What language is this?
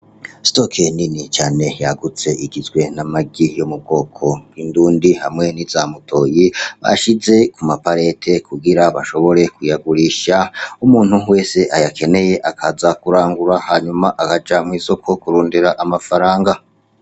Rundi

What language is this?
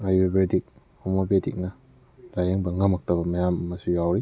Manipuri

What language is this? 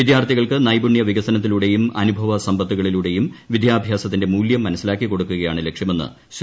Malayalam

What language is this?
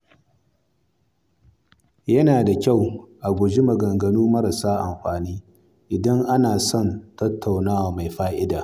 Hausa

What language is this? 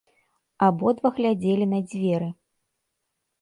Belarusian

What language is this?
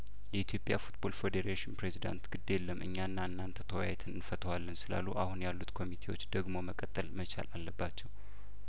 Amharic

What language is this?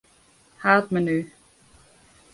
Western Frisian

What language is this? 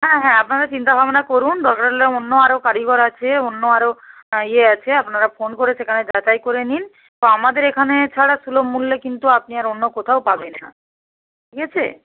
Bangla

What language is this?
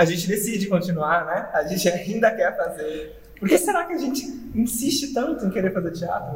Portuguese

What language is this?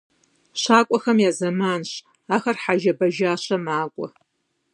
Kabardian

